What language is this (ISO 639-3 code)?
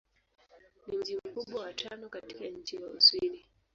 swa